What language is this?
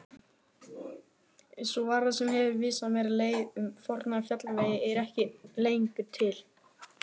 Icelandic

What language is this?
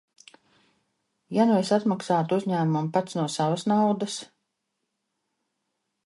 Latvian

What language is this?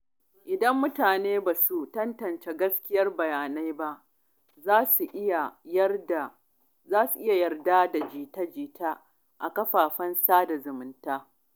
Hausa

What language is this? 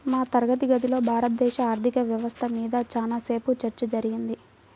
Telugu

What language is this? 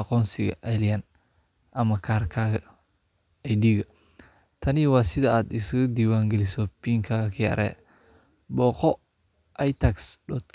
Somali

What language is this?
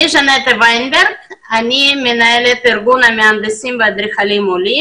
Hebrew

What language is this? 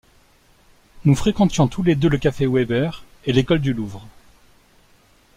French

